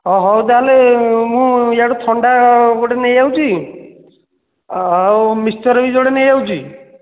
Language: Odia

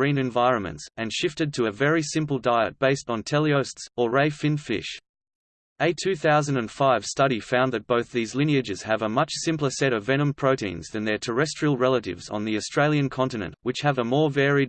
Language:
English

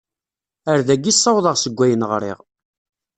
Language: Kabyle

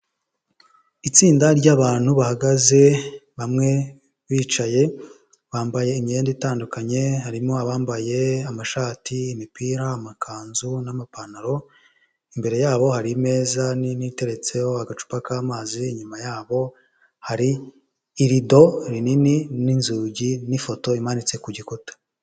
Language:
Kinyarwanda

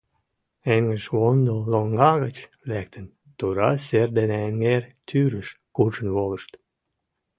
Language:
Mari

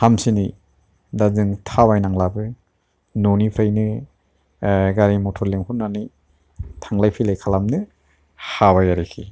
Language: Bodo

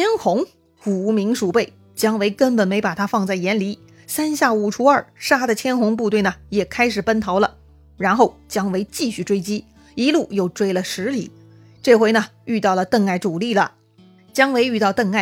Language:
Chinese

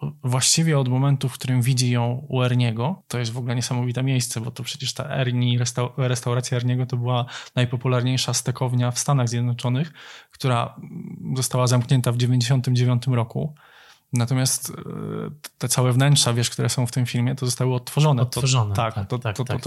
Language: Polish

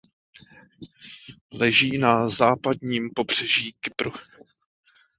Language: Czech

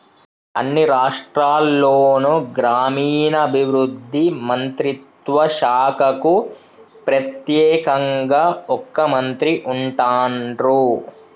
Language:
Telugu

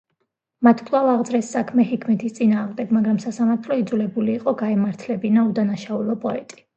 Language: Georgian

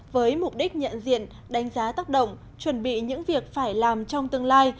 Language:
Vietnamese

